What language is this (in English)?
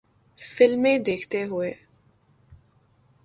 Urdu